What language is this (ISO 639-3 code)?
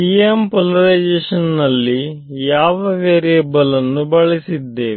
kan